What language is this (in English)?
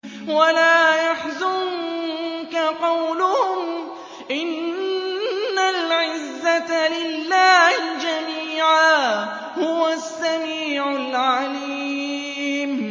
Arabic